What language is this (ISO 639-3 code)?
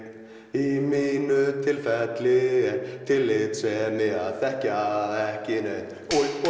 isl